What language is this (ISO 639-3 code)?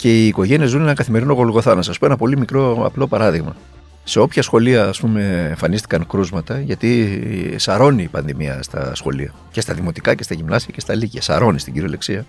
ell